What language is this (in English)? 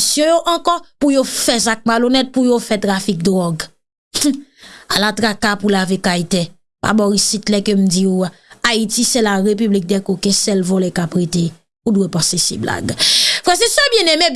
French